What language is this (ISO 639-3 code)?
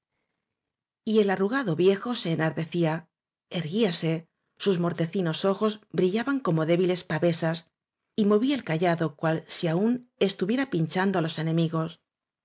spa